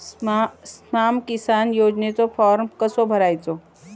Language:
Marathi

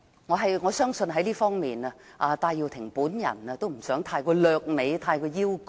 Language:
Cantonese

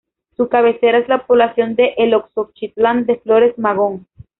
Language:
Spanish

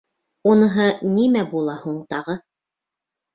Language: Bashkir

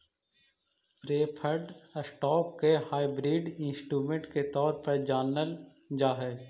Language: Magahi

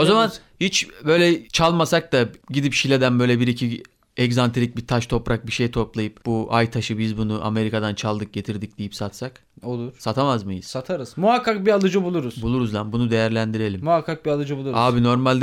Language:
Turkish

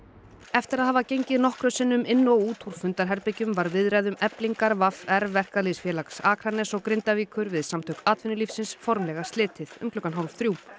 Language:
Icelandic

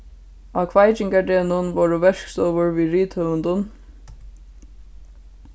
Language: Faroese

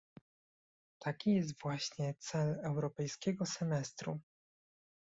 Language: Polish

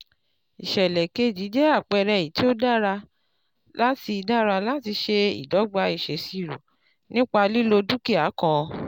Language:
Yoruba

